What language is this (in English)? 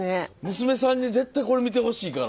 Japanese